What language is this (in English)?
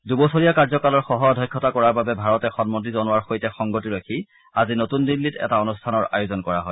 Assamese